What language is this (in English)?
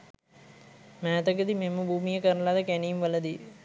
Sinhala